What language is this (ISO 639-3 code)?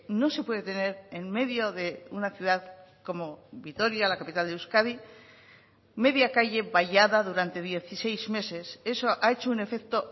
spa